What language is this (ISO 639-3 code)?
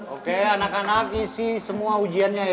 ind